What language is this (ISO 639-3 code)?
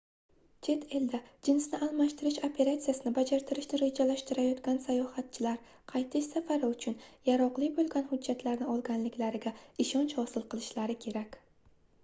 uzb